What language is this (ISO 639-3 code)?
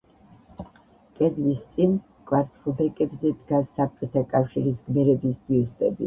kat